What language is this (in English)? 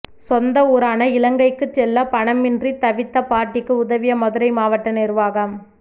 Tamil